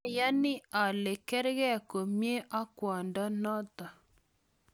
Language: Kalenjin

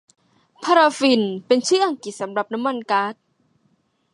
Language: Thai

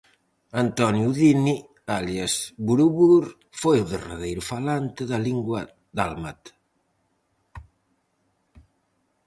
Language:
Galician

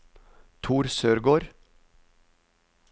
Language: Norwegian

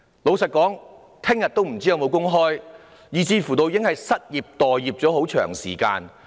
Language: Cantonese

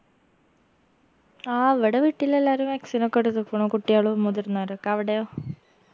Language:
Malayalam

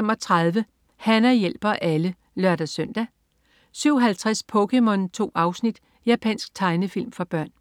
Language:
Danish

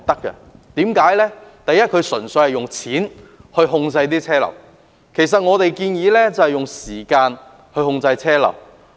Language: Cantonese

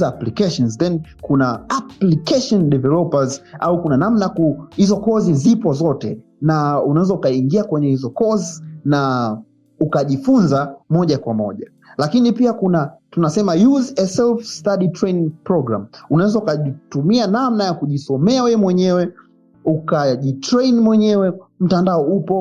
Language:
Swahili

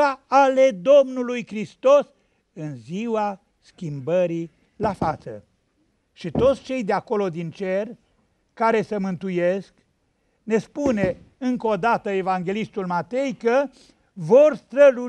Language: Romanian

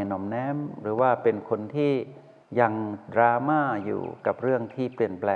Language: Thai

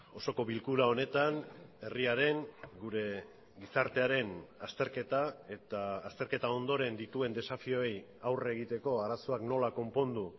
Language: Basque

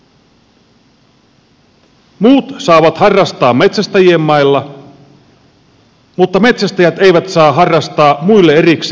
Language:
Finnish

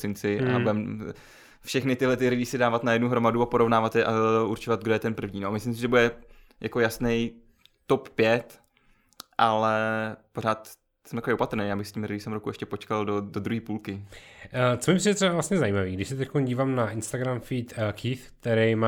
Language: Czech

